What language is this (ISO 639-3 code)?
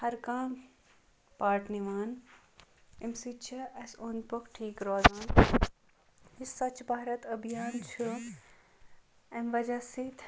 kas